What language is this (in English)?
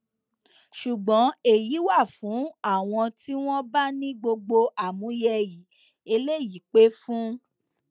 Yoruba